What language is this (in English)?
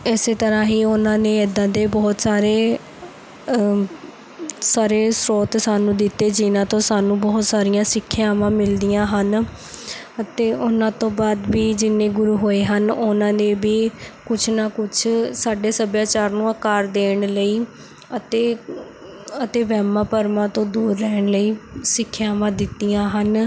Punjabi